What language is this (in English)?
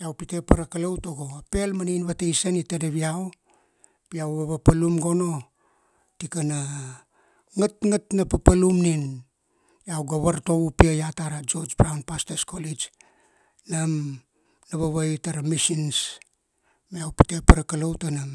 Kuanua